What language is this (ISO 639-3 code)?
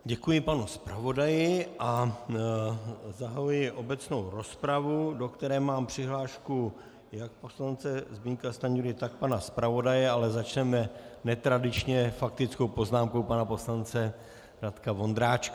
ces